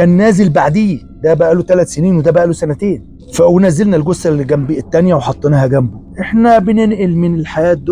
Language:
Arabic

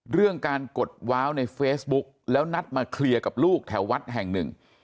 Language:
Thai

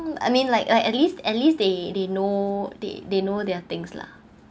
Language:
English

